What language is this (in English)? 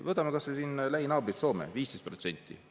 Estonian